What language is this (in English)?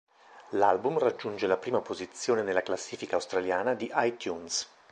Italian